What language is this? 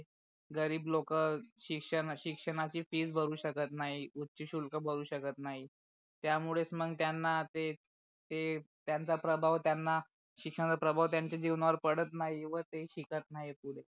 Marathi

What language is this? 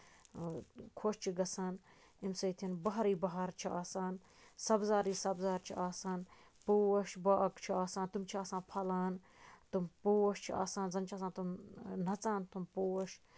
Kashmiri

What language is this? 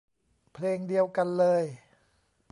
Thai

